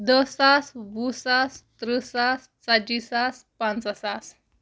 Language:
Kashmiri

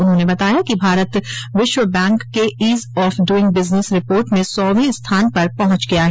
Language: Hindi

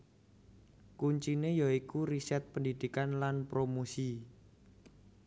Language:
Javanese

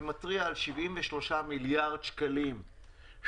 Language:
Hebrew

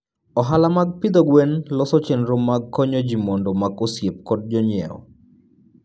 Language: Luo (Kenya and Tanzania)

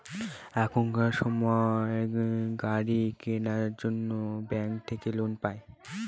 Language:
Bangla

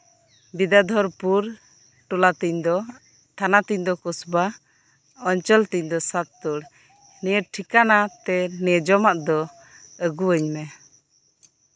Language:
Santali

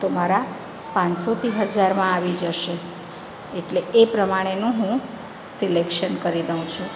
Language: Gujarati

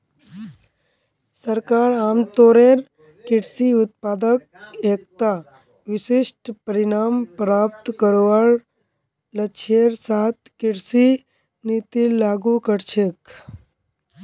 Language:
Magahi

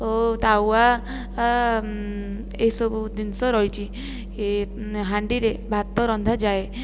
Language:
Odia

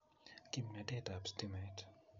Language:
Kalenjin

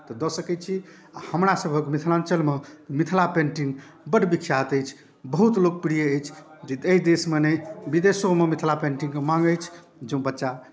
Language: Maithili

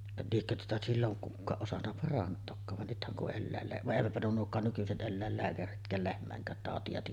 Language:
Finnish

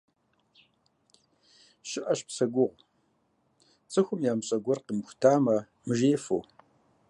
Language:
Kabardian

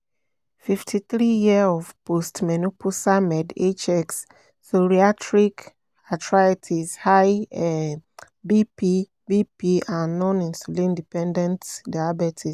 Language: Yoruba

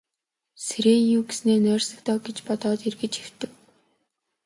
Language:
Mongolian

